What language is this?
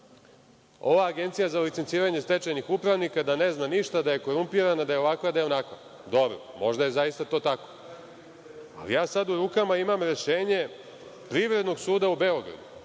Serbian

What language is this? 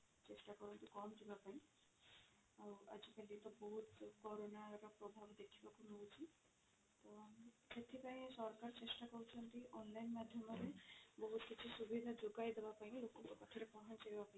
Odia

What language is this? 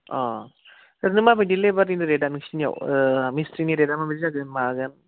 Bodo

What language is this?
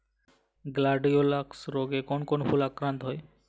Bangla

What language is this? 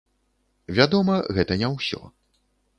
Belarusian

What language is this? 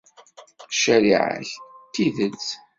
Kabyle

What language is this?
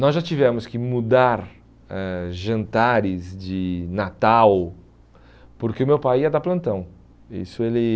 Portuguese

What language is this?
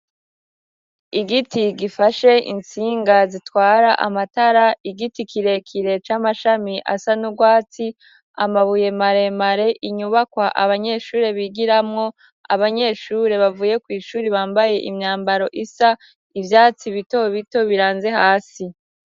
Rundi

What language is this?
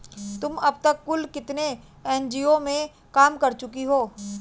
Hindi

